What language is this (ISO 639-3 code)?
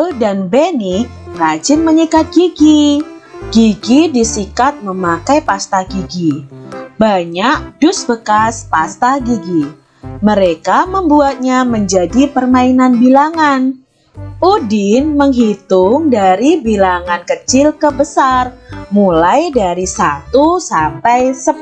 ind